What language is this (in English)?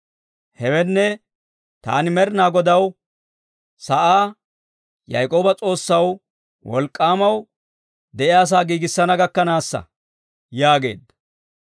Dawro